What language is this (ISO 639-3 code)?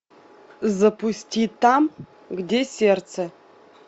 rus